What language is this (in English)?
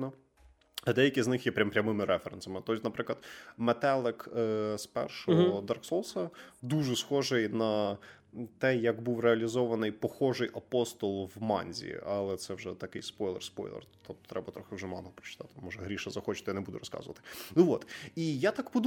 Ukrainian